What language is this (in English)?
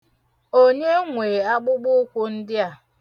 Igbo